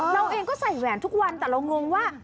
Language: Thai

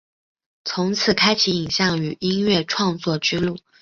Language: Chinese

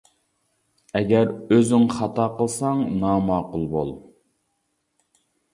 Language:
Uyghur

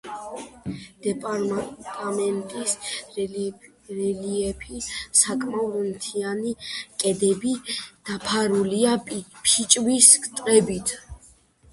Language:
Georgian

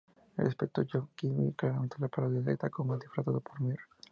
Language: Spanish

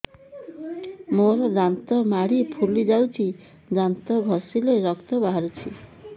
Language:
Odia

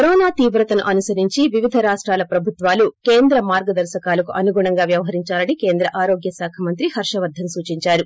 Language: Telugu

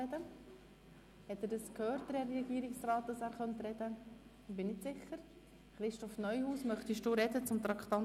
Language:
Swiss German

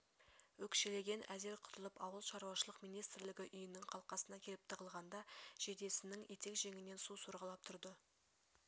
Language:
Kazakh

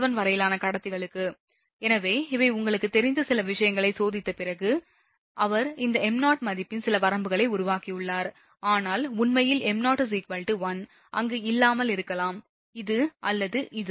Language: Tamil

